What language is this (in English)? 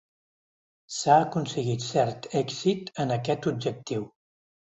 Catalan